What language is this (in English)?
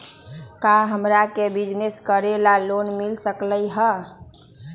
Magahi